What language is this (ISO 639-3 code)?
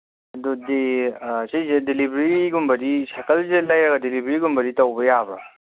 mni